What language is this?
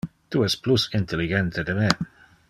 Interlingua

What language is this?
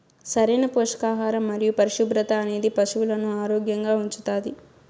Telugu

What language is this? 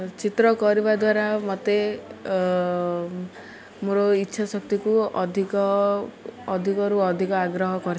Odia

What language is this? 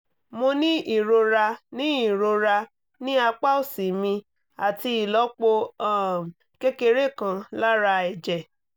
Yoruba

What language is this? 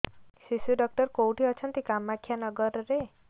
Odia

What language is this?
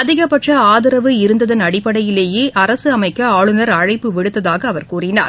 Tamil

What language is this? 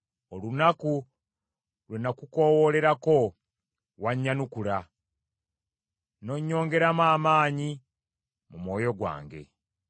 Ganda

